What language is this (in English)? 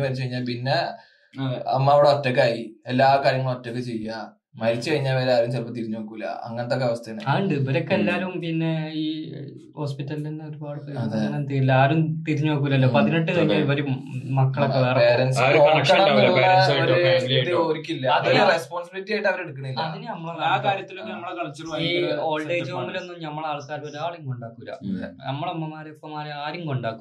Malayalam